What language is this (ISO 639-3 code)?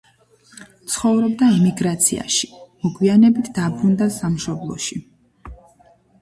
kat